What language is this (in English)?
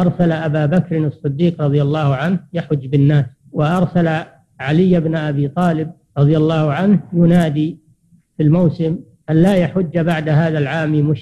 Arabic